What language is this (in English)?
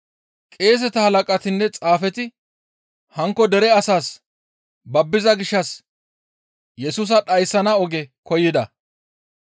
Gamo